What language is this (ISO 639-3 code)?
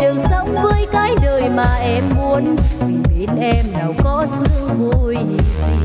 vie